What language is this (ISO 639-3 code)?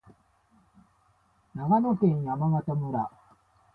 jpn